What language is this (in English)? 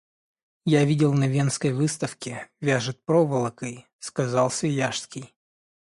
Russian